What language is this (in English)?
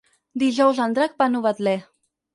Catalan